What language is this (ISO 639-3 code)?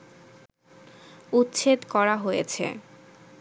ben